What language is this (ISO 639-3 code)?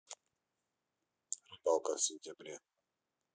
rus